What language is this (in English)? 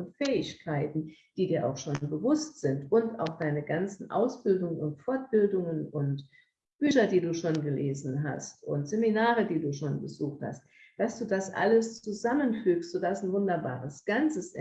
German